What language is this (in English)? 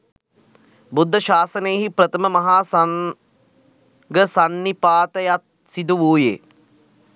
Sinhala